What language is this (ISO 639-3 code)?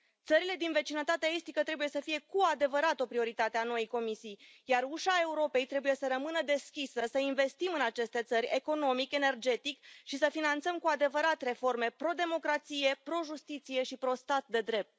ron